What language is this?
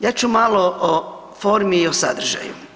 Croatian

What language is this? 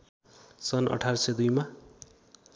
Nepali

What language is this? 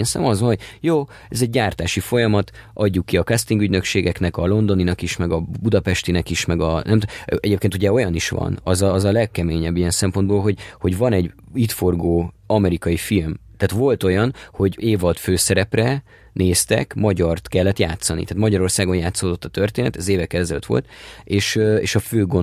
Hungarian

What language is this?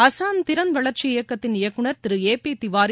Tamil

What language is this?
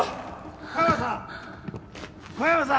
Japanese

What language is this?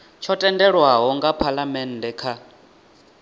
Venda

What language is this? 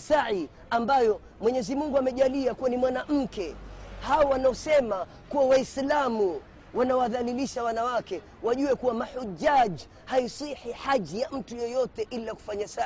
Swahili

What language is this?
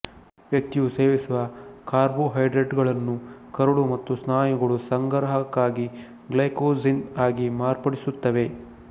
Kannada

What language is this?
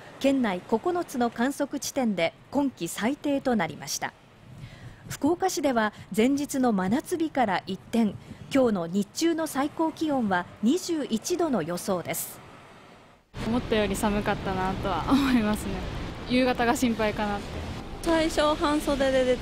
Japanese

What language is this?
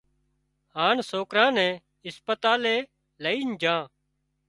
Wadiyara Koli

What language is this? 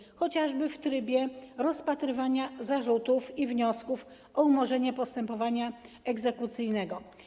Polish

